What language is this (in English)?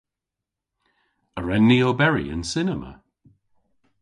Cornish